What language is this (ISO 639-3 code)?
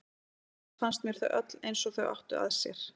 isl